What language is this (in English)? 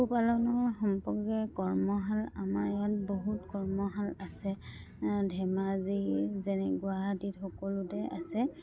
Assamese